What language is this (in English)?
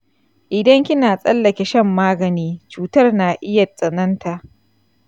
Hausa